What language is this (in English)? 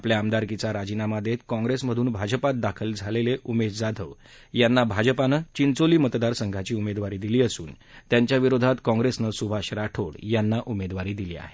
Marathi